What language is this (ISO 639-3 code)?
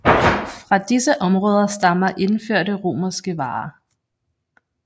dan